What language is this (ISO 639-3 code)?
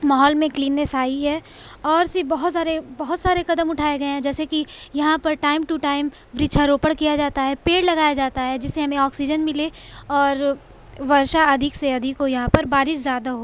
urd